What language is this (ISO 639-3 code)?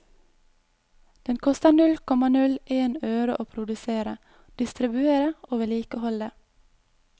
nor